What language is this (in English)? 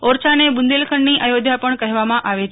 Gujarati